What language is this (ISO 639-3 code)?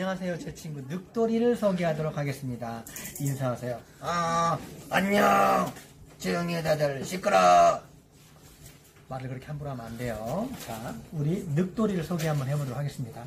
kor